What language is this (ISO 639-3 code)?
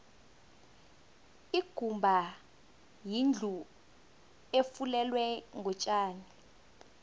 nbl